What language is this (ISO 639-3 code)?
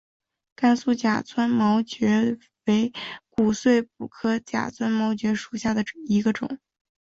zho